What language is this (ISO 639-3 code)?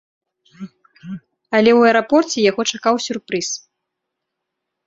bel